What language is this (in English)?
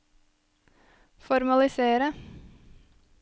Norwegian